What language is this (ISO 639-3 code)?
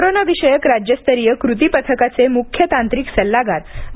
mar